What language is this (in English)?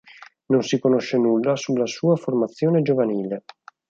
Italian